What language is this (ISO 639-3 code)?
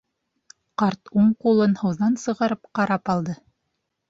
bak